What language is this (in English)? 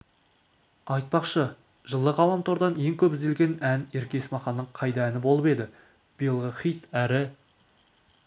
Kazakh